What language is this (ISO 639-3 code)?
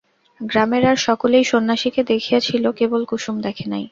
ben